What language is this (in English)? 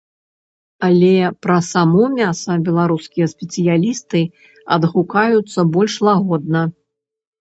Belarusian